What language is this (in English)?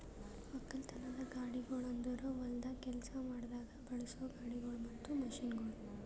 Kannada